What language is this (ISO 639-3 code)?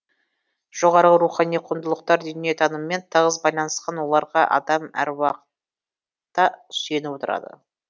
kaz